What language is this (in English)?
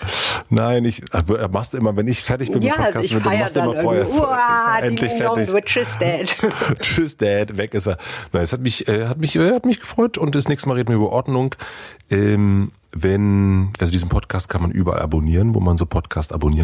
German